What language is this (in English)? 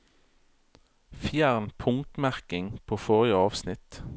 Norwegian